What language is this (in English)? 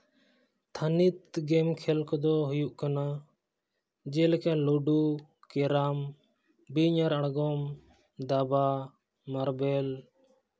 Santali